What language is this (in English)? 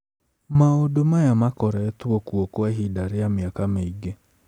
Kikuyu